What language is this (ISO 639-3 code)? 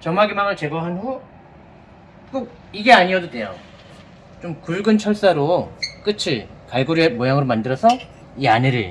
kor